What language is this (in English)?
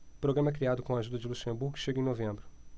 Portuguese